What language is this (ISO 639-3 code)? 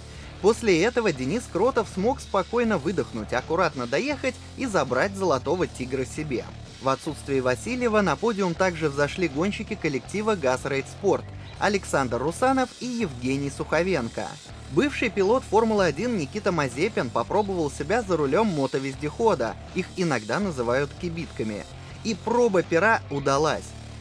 rus